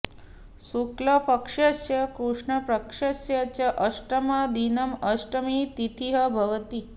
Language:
Sanskrit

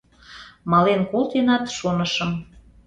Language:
Mari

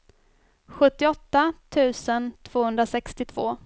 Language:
Swedish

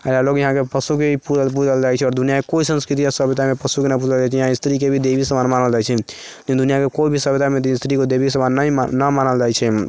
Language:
Maithili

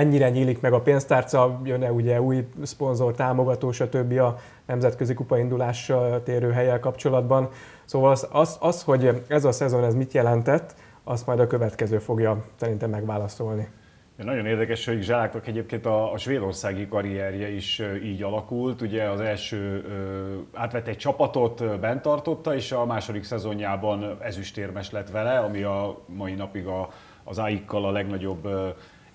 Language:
Hungarian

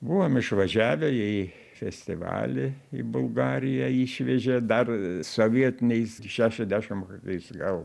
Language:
Lithuanian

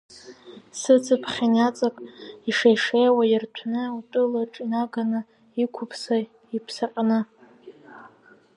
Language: Abkhazian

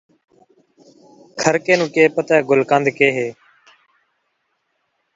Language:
Saraiki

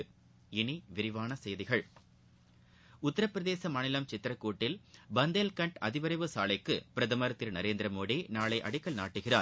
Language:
Tamil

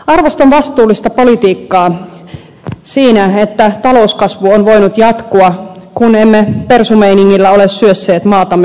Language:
Finnish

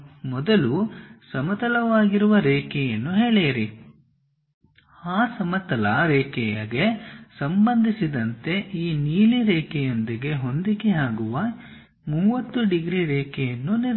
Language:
Kannada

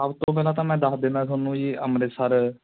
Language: Punjabi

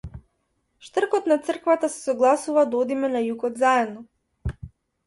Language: Macedonian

